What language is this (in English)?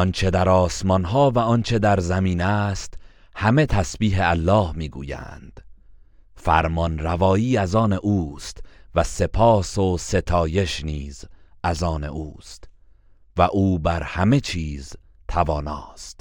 Persian